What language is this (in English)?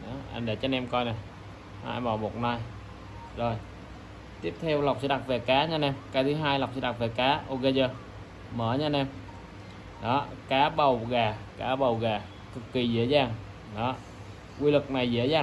Vietnamese